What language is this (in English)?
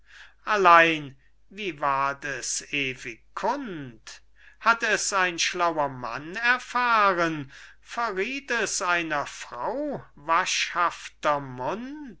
German